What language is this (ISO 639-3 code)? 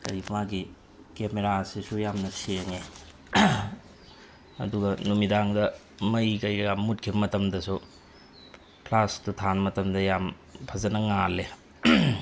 mni